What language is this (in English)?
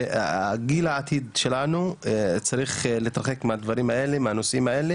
Hebrew